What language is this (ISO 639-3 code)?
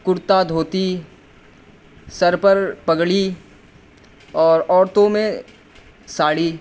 urd